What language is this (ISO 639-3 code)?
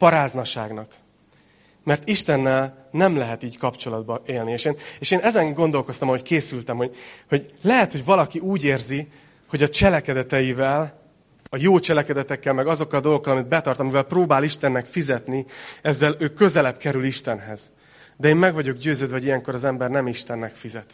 hun